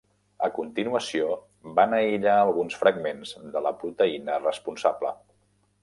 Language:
Catalan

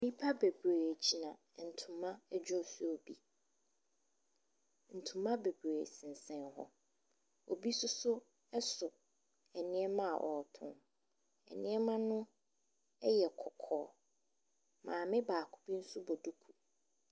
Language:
Akan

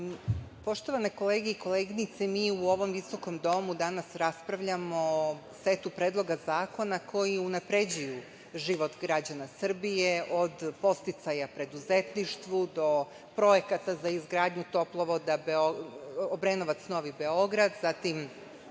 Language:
Serbian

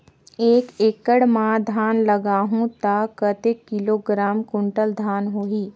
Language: Chhattisgarhi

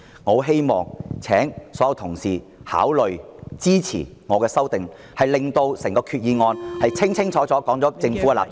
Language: Cantonese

